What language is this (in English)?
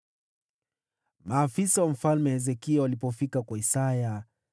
Swahili